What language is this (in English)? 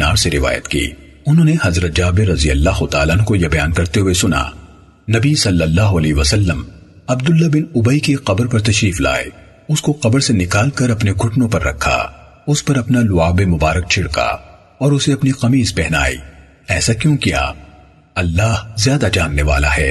Urdu